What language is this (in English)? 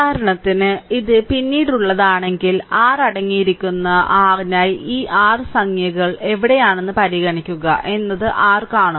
Malayalam